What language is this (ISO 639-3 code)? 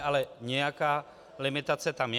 ces